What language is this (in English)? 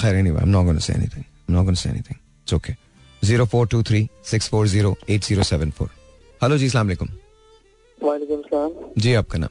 Hindi